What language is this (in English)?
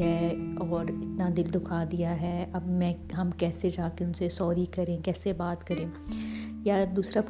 Urdu